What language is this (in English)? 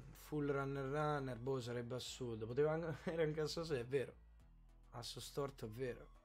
Italian